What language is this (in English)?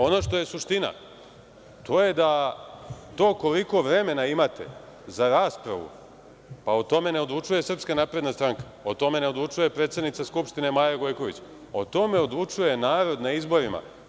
Serbian